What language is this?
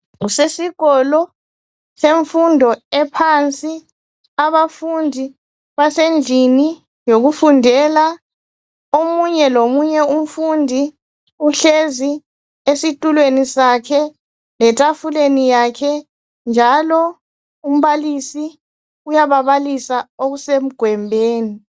North Ndebele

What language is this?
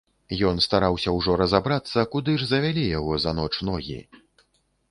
Belarusian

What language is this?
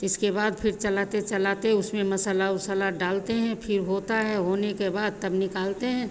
Hindi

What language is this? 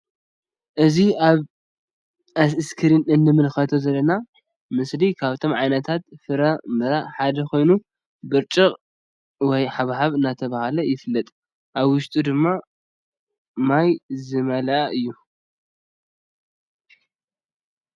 Tigrinya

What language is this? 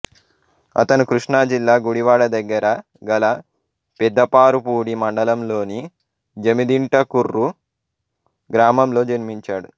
Telugu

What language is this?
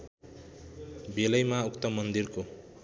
Nepali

